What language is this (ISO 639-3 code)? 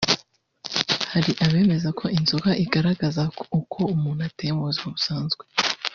kin